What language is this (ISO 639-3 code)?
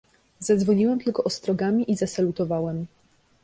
pol